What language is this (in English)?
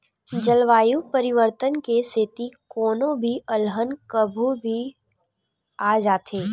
Chhattisgarhi